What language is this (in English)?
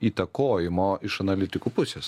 Lithuanian